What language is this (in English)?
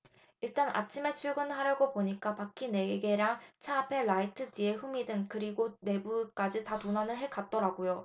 Korean